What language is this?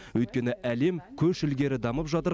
Kazakh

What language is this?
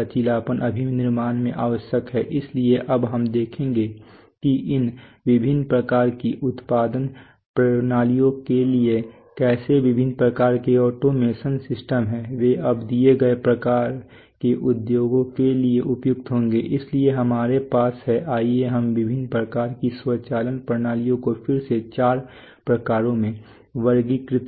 Hindi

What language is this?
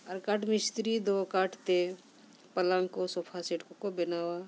Santali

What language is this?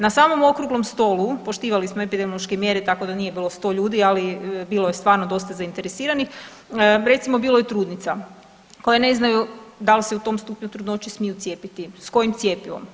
Croatian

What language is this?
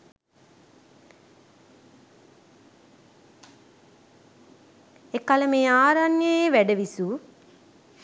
Sinhala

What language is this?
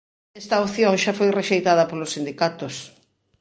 Galician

